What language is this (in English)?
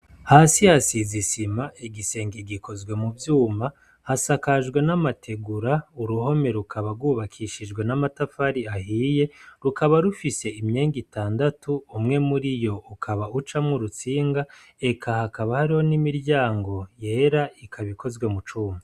Rundi